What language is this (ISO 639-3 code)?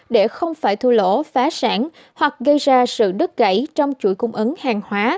vie